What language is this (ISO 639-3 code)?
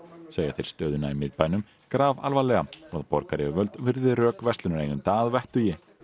isl